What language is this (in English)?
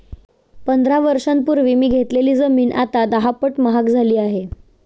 Marathi